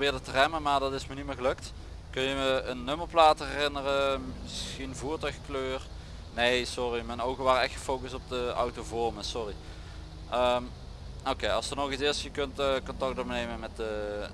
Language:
Dutch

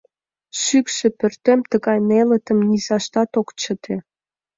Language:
Mari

